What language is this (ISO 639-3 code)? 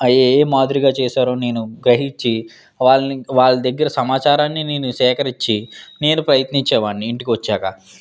tel